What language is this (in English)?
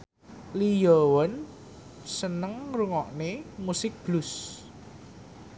Javanese